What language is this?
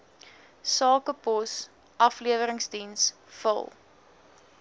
Afrikaans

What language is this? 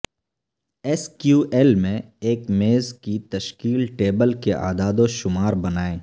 Urdu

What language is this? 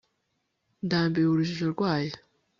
Kinyarwanda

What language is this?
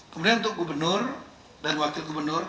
Indonesian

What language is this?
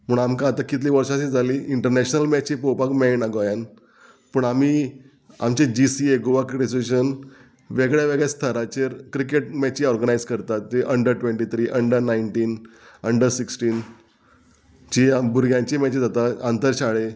Konkani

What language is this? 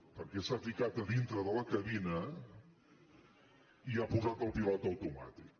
Catalan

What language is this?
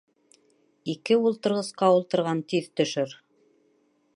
Bashkir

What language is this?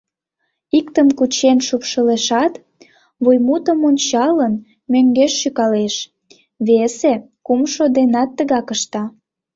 Mari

